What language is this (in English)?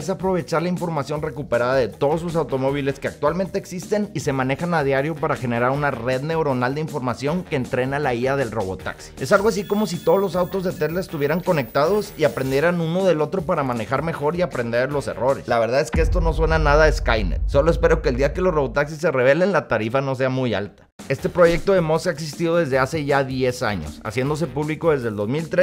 Spanish